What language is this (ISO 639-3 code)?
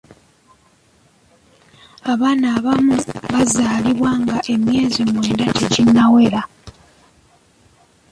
lug